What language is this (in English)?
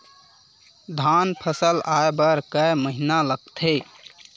Chhattisgarhi